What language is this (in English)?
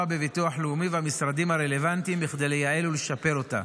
Hebrew